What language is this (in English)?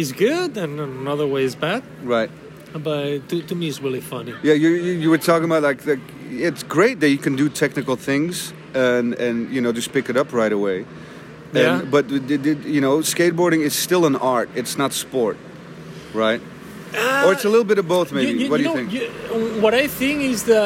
English